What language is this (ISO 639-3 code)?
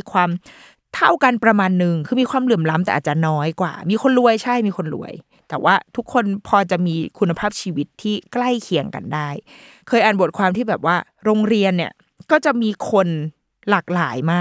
tha